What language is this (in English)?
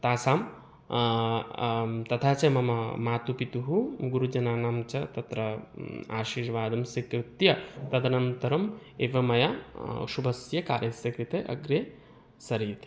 Sanskrit